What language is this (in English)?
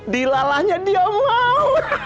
Indonesian